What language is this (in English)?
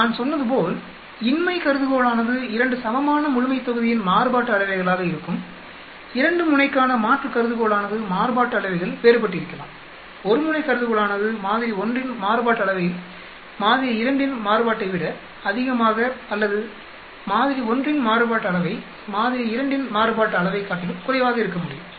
Tamil